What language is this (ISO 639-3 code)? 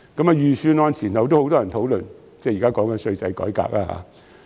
yue